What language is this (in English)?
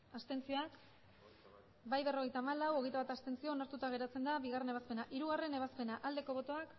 Basque